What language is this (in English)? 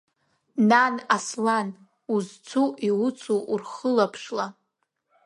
Abkhazian